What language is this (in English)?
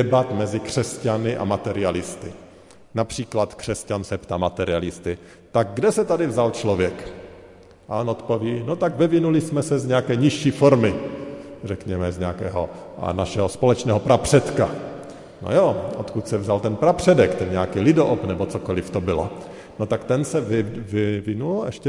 Czech